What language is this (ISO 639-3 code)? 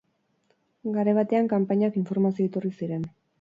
eus